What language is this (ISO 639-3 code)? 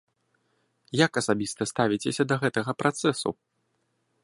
bel